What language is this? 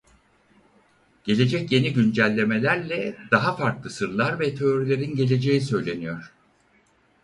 Turkish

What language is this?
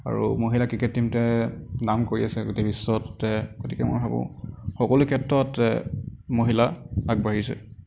Assamese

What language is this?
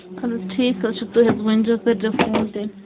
Kashmiri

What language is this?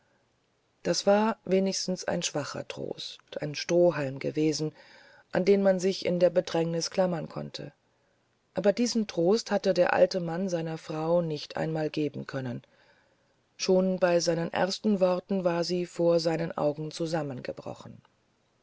German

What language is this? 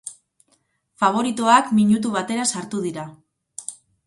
Basque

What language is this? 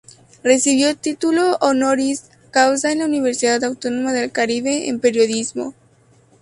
Spanish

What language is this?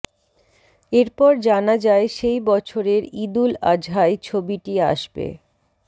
Bangla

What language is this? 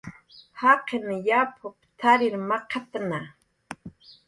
Jaqaru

